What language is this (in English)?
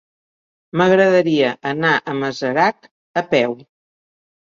Catalan